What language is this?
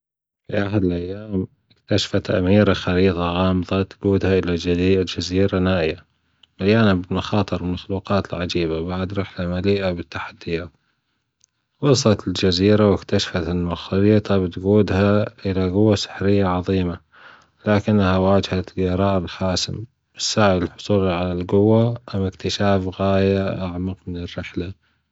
Gulf Arabic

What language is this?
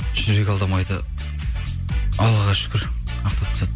Kazakh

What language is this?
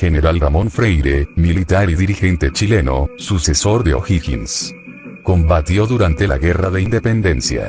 Spanish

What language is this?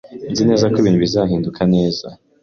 Kinyarwanda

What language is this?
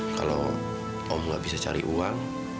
Indonesian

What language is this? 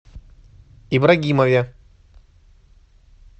Russian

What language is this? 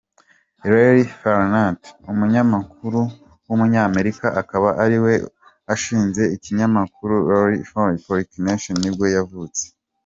Kinyarwanda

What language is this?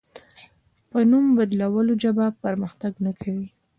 Pashto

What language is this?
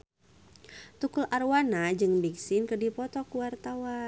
Sundanese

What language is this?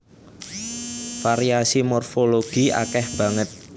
Javanese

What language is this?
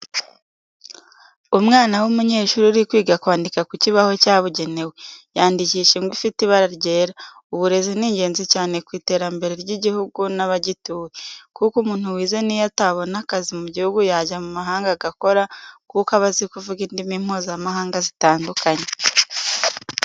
Kinyarwanda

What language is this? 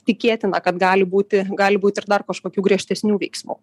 Lithuanian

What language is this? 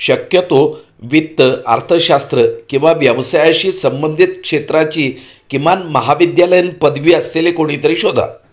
Marathi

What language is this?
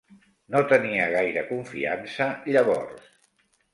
Catalan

